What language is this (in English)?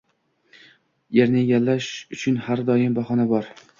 Uzbek